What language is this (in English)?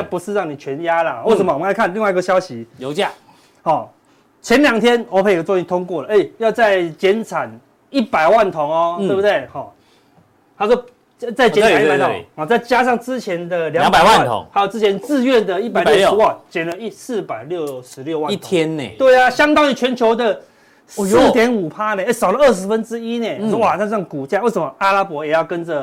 Chinese